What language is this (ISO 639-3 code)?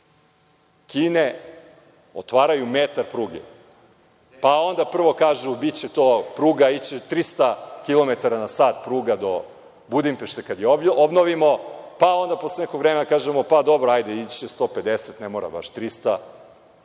srp